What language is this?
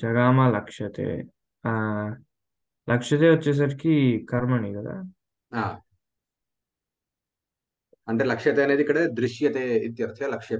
Hindi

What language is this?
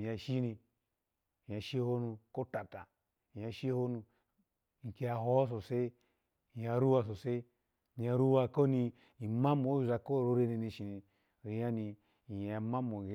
Alago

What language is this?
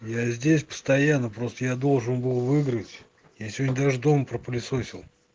Russian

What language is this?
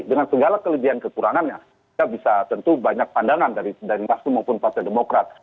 Indonesian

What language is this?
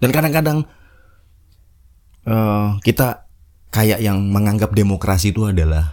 Indonesian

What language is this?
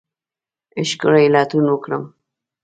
Pashto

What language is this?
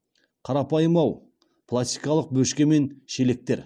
Kazakh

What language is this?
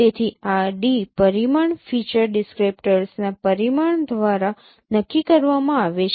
Gujarati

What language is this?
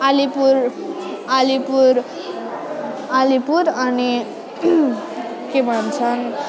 Nepali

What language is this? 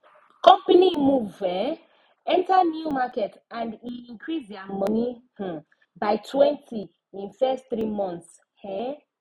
Nigerian Pidgin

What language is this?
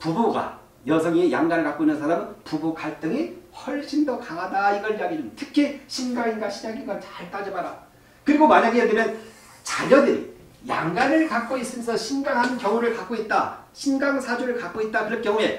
Korean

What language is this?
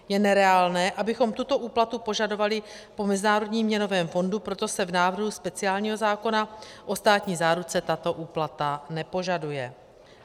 Czech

